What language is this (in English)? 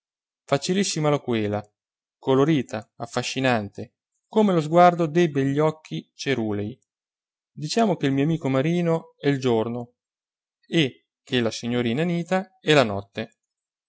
Italian